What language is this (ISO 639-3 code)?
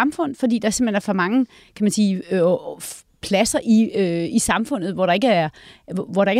dan